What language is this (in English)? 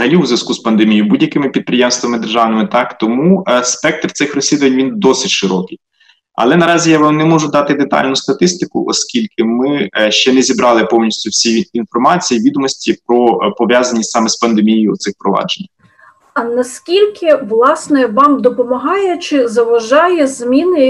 Ukrainian